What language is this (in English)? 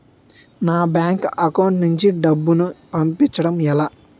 Telugu